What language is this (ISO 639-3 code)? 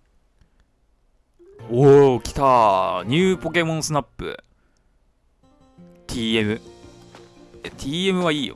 jpn